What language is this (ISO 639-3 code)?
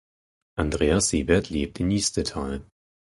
deu